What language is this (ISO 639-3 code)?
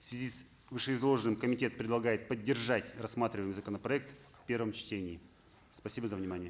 kaz